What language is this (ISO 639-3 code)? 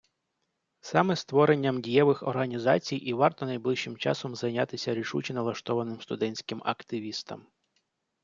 ukr